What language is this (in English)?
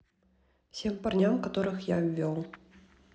Russian